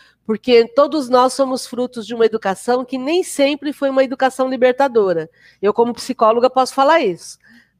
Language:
Portuguese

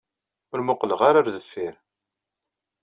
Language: Kabyle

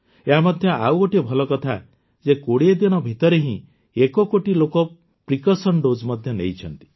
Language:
Odia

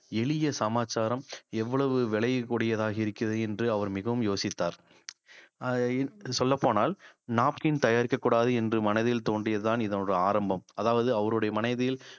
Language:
Tamil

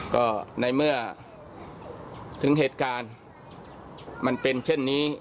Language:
Thai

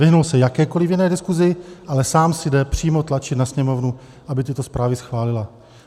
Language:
Czech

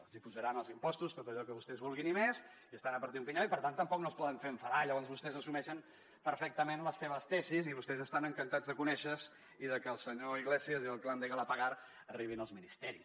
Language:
Catalan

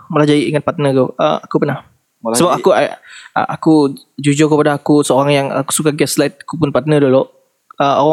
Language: Malay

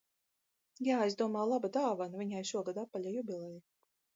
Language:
Latvian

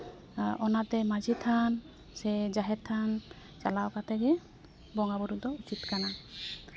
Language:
Santali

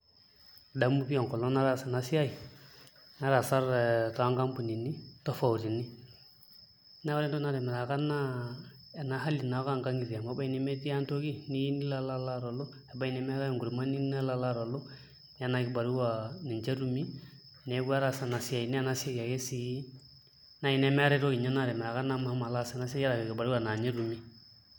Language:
Masai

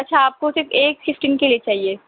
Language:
Urdu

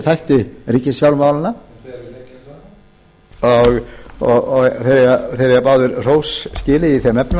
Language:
Icelandic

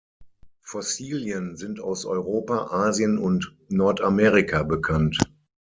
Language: German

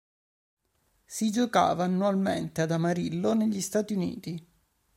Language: Italian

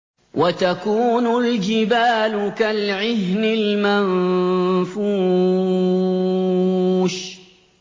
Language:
Arabic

